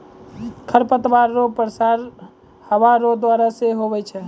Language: Maithili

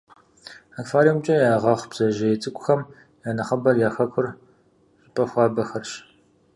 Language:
Kabardian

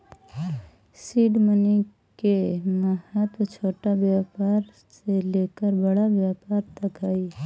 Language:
Magahi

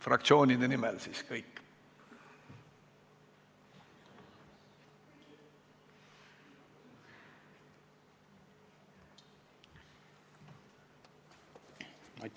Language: Estonian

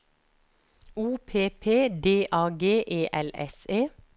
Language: Norwegian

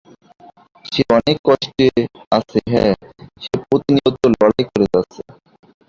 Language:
Bangla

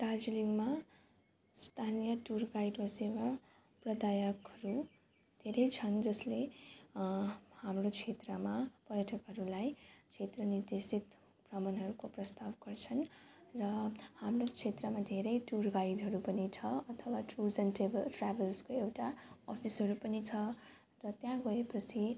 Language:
Nepali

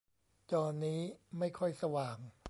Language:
Thai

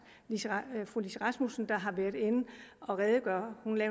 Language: Danish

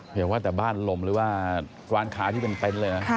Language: Thai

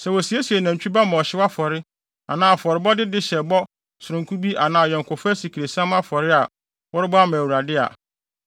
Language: Akan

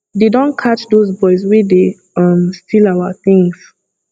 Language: Nigerian Pidgin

